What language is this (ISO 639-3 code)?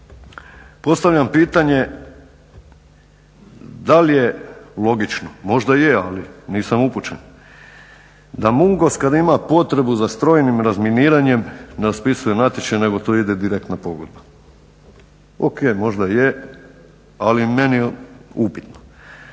hrv